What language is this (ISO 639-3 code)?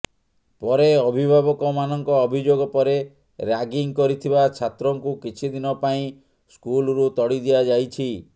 ori